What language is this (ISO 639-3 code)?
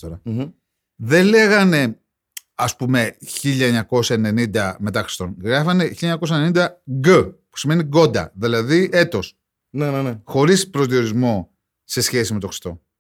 ell